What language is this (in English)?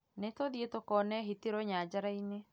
Kikuyu